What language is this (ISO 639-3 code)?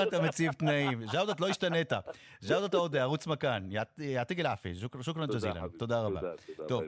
heb